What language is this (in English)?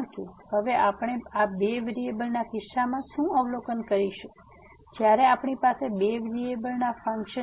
Gujarati